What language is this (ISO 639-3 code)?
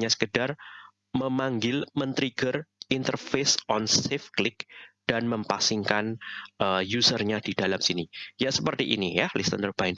ind